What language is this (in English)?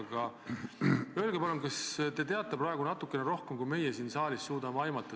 Estonian